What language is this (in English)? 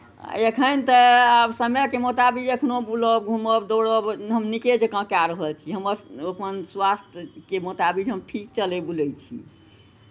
Maithili